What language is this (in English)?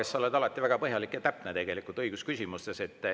Estonian